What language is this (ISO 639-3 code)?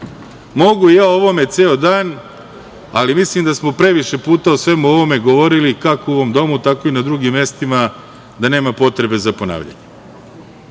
srp